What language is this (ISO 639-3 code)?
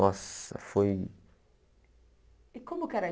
por